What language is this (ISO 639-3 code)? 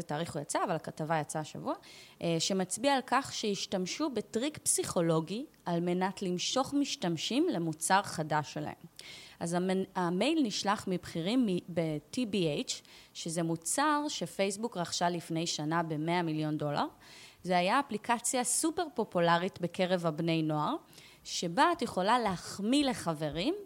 heb